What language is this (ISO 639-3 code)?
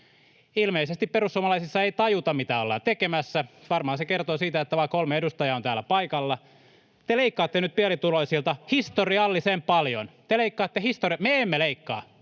fin